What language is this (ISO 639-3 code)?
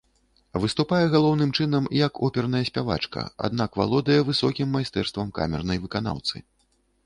bel